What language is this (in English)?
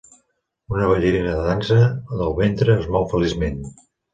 Catalan